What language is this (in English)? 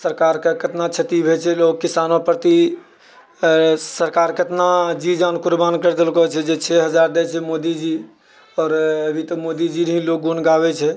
Maithili